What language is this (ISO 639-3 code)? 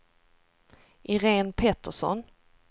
swe